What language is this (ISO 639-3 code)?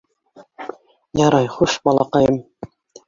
bak